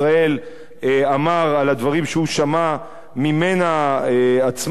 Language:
Hebrew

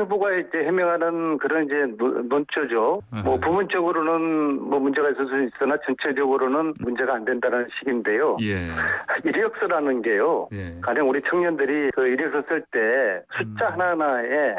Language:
Korean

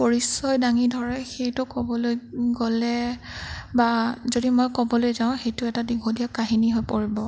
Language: Assamese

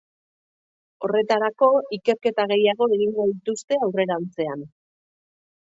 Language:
Basque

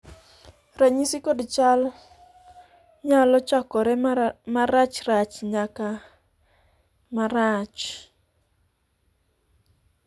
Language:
Luo (Kenya and Tanzania)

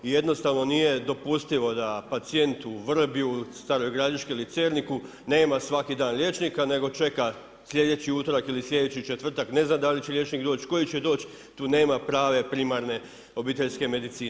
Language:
Croatian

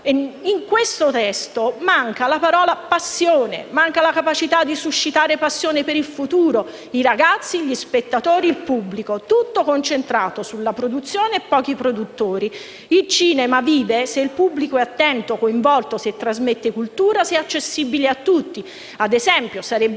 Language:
Italian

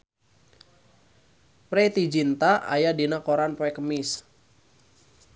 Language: Sundanese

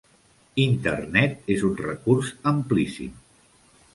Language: Catalan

